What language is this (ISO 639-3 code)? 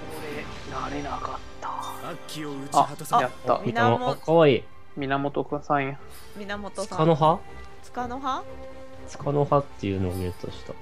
jpn